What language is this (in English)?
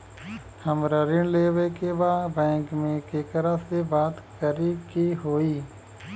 Bhojpuri